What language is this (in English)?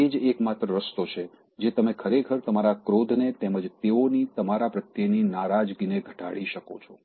Gujarati